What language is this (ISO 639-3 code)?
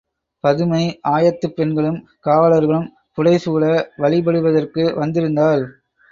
tam